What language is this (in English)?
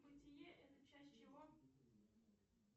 Russian